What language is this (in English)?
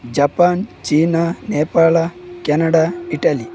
Kannada